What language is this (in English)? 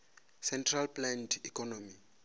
Venda